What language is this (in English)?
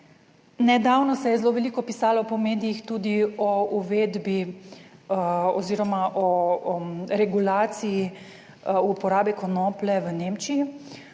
Slovenian